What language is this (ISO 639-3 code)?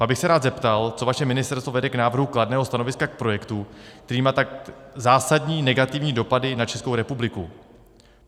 ces